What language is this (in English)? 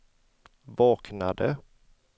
Swedish